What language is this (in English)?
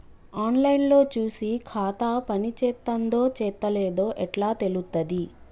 Telugu